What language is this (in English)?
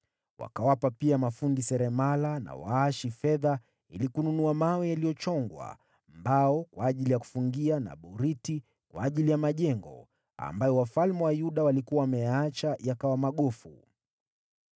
Swahili